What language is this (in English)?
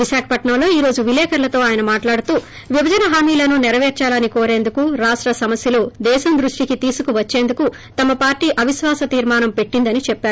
Telugu